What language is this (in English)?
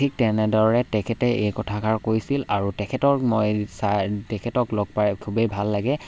Assamese